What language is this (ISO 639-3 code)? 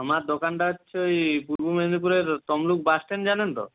ben